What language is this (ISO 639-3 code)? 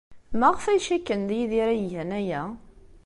kab